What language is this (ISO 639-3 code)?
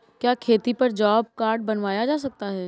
hin